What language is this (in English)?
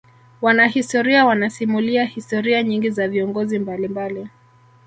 Swahili